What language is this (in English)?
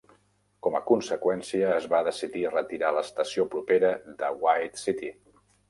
Catalan